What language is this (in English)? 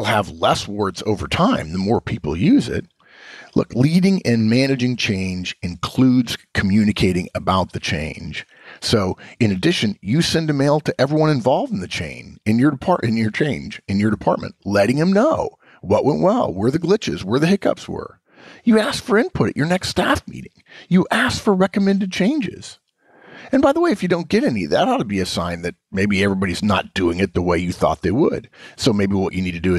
English